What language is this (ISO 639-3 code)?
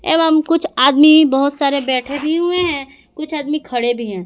hin